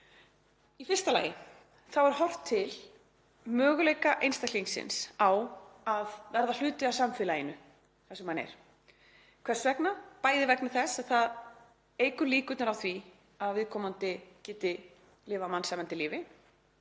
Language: Icelandic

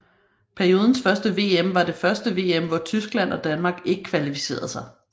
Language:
Danish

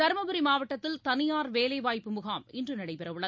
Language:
Tamil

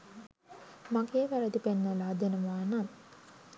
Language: Sinhala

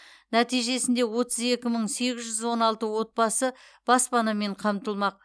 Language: Kazakh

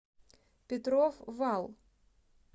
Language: Russian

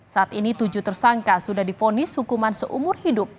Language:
Indonesian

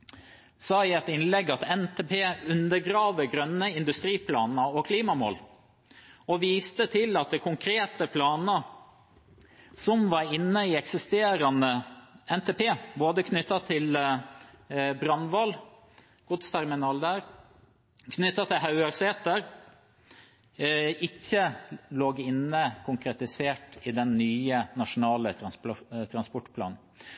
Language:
Norwegian Bokmål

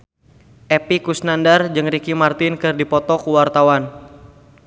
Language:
Sundanese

